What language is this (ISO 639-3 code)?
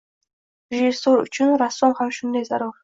uzb